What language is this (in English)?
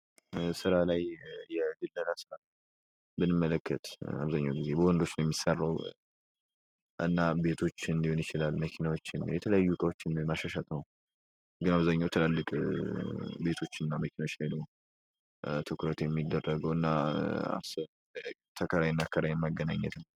Amharic